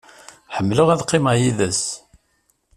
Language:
Kabyle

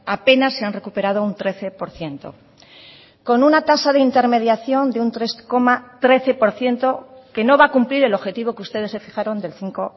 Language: Spanish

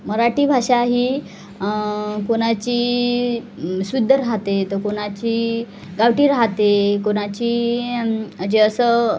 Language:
Marathi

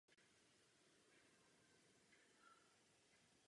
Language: Czech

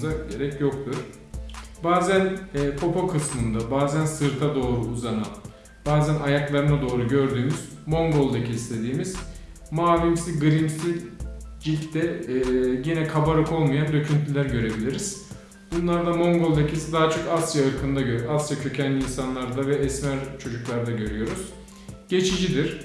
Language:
Turkish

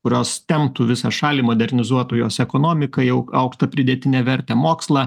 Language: Lithuanian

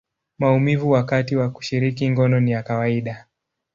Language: Swahili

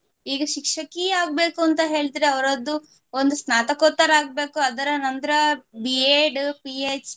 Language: Kannada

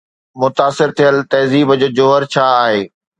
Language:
Sindhi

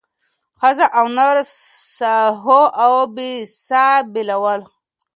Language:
Pashto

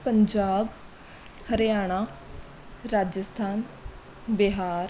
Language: Punjabi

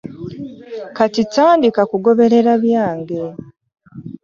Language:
Ganda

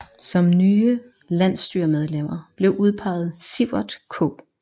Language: Danish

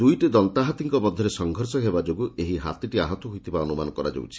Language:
Odia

